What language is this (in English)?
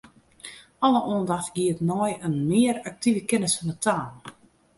Western Frisian